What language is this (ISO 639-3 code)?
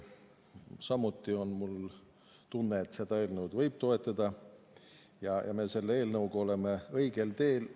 est